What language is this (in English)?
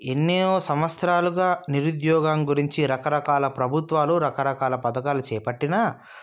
Telugu